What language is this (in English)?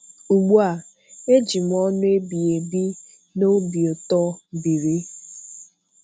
Igbo